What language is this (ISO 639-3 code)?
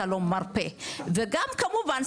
heb